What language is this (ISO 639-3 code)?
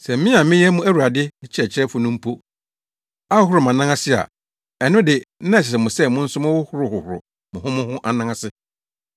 aka